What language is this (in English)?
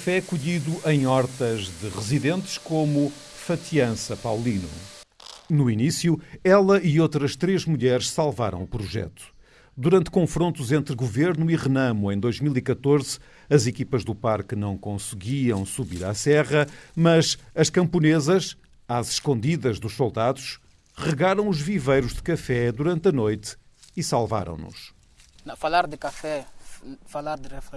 Portuguese